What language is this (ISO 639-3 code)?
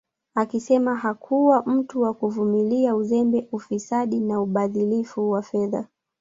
swa